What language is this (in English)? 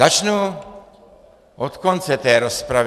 Czech